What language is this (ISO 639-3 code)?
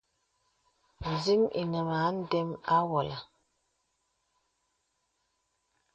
beb